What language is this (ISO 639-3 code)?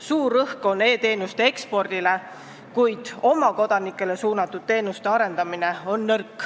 est